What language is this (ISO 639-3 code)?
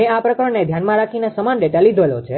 guj